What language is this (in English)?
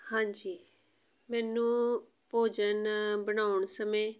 Punjabi